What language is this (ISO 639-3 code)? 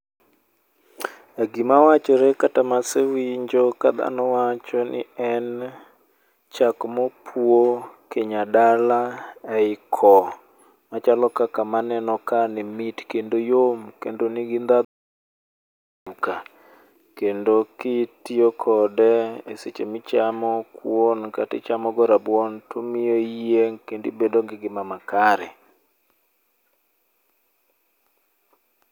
luo